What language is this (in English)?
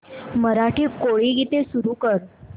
Marathi